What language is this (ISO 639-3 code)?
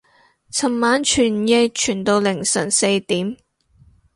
yue